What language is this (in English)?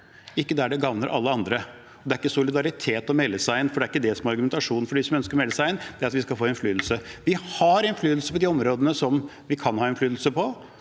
Norwegian